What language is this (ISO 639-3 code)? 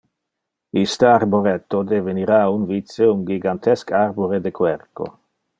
ina